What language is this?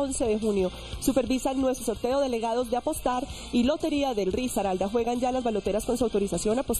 Spanish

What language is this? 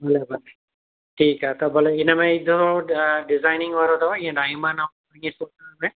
Sindhi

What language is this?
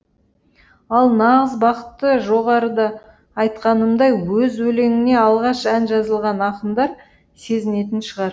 Kazakh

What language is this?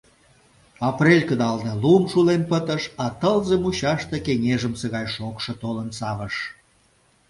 Mari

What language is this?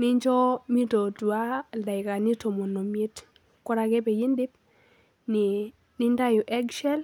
Masai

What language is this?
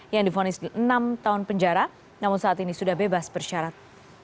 Indonesian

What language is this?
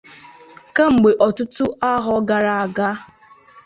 Igbo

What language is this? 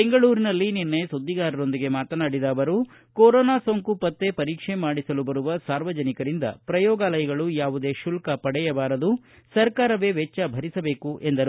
Kannada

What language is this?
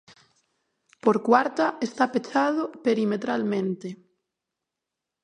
Galician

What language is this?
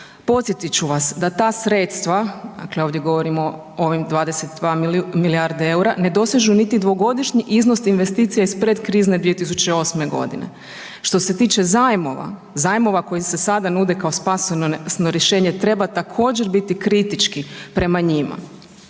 Croatian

